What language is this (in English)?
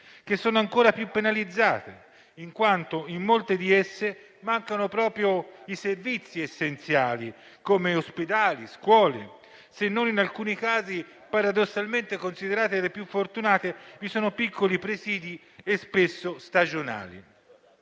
Italian